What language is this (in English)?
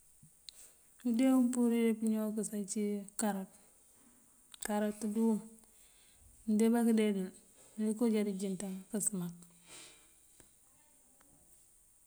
Mandjak